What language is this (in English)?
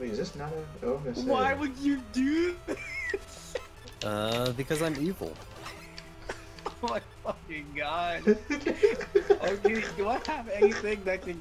English